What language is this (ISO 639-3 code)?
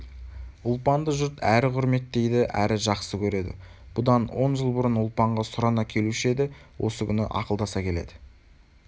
kaz